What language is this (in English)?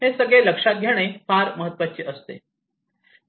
Marathi